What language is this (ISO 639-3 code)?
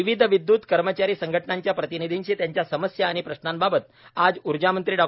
mar